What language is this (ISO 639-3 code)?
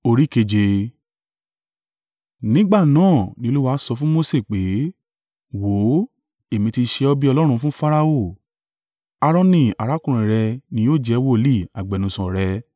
yor